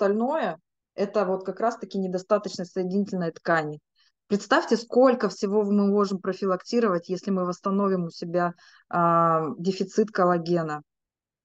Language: Russian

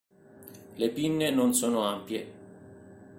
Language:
Italian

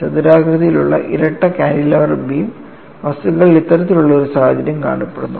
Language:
Malayalam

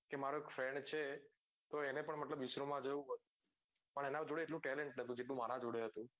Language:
Gujarati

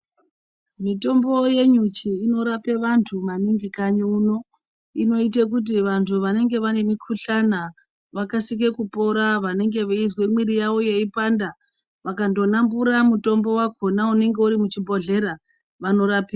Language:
Ndau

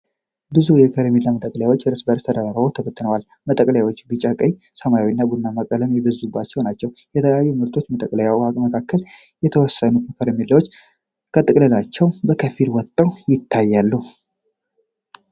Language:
Amharic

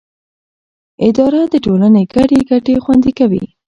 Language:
Pashto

